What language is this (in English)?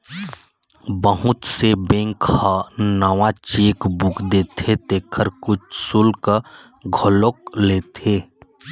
Chhattisgarhi